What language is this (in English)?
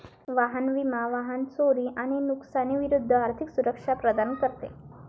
Marathi